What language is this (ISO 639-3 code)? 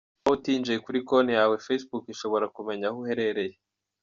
kin